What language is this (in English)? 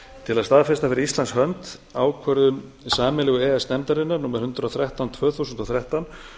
Icelandic